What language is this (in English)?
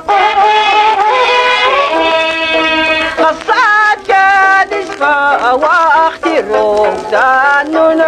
Arabic